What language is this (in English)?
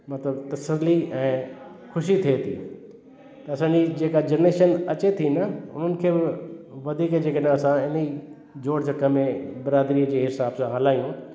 Sindhi